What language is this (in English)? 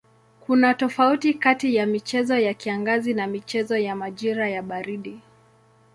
Swahili